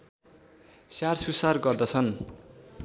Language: Nepali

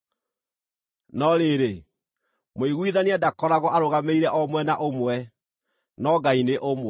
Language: Kikuyu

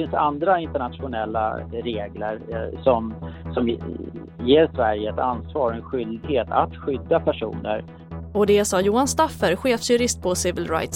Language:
Swedish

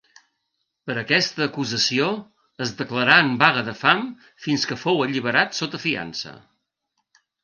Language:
Catalan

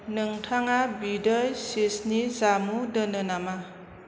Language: Bodo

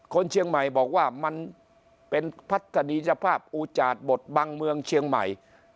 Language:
Thai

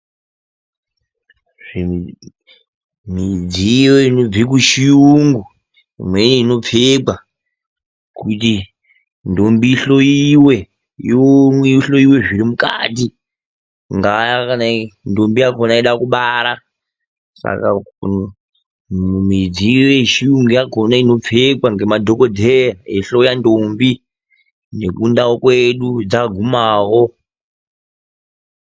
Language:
Ndau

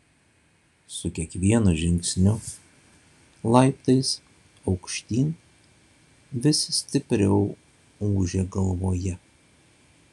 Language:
Lithuanian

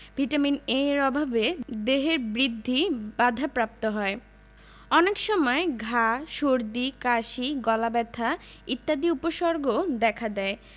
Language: Bangla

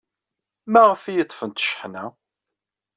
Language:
Kabyle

